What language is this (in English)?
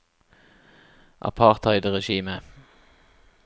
Norwegian